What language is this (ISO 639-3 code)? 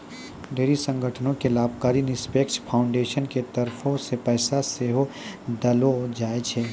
mai